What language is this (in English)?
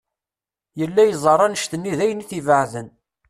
Kabyle